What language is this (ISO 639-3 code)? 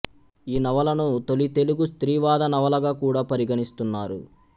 tel